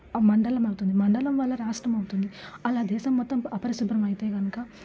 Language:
Telugu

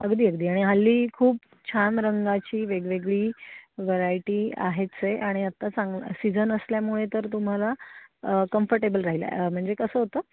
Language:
Marathi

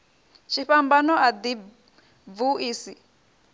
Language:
Venda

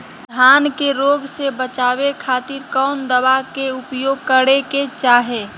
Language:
Magahi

